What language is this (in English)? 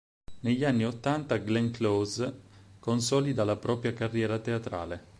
Italian